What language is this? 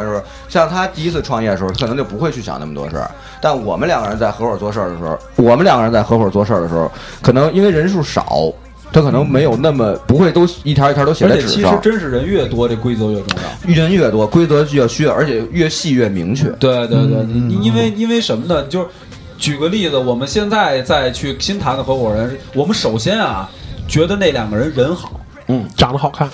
Chinese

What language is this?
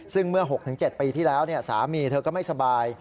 Thai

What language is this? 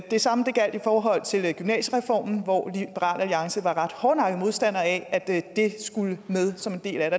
Danish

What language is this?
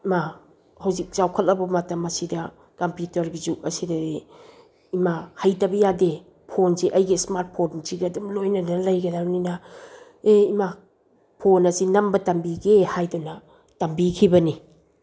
Manipuri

